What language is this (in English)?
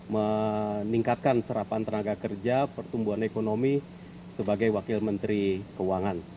Indonesian